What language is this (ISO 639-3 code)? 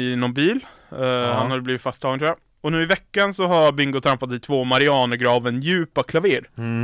swe